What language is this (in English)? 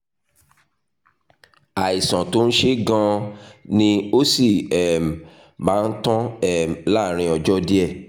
Yoruba